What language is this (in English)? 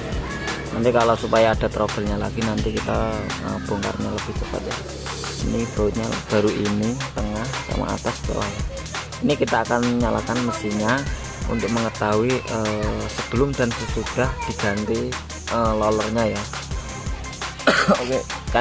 Indonesian